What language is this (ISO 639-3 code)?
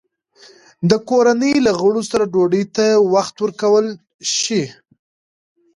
pus